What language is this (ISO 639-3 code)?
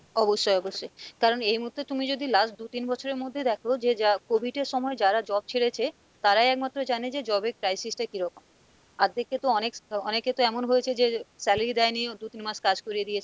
ben